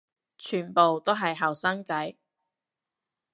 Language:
Cantonese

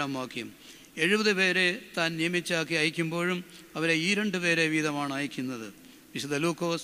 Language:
Malayalam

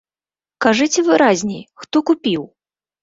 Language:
Belarusian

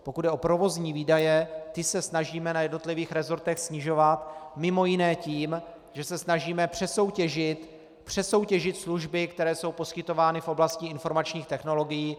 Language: Czech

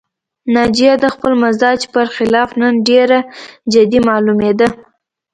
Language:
Pashto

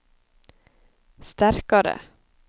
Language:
Norwegian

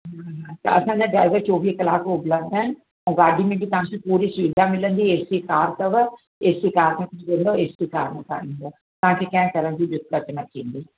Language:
Sindhi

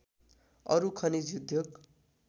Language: Nepali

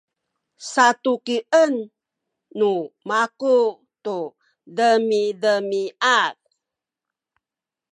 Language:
Sakizaya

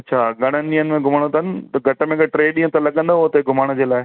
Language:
Sindhi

